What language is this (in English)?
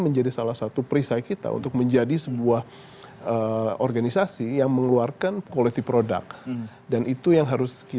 Indonesian